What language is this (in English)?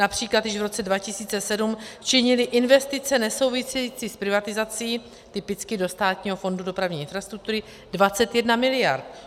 Czech